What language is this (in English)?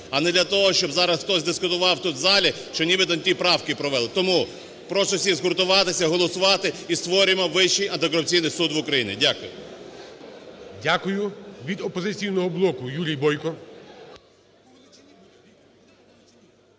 Ukrainian